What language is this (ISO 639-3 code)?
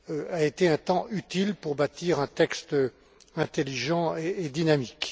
fra